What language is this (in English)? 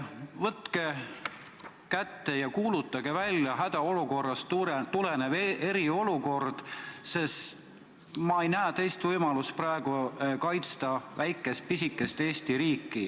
Estonian